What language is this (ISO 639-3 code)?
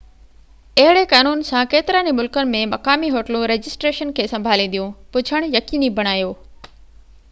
snd